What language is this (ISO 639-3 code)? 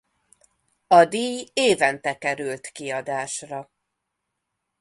hun